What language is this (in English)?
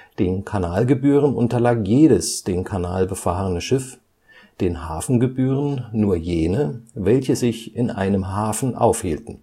German